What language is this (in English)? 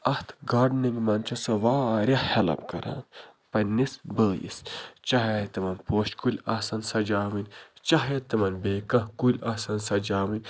Kashmiri